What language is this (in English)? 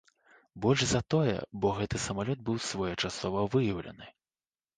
Belarusian